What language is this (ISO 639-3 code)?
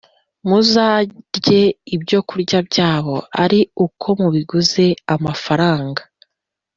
kin